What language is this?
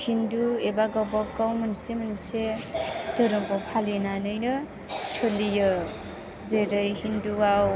Bodo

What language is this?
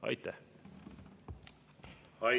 Estonian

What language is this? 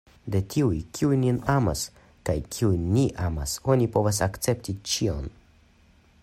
Esperanto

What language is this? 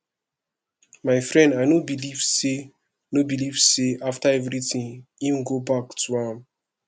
Nigerian Pidgin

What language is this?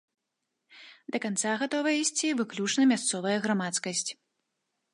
Belarusian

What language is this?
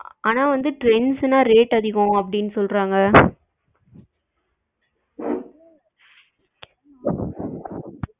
Tamil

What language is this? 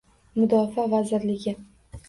Uzbek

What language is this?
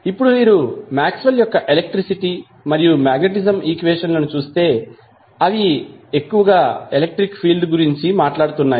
Telugu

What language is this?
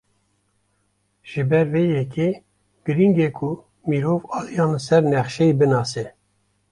Kurdish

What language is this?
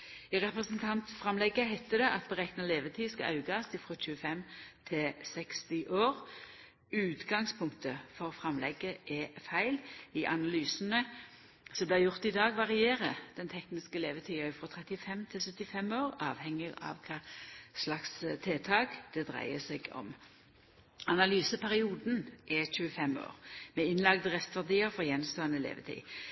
Norwegian Nynorsk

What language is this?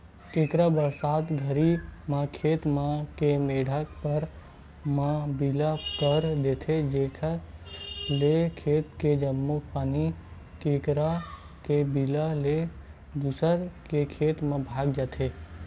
Chhattisgarhi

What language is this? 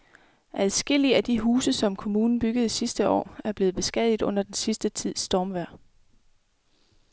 Danish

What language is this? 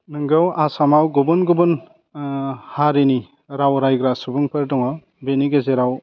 Bodo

